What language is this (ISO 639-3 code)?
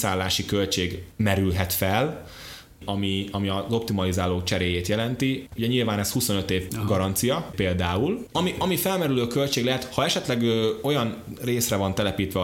hun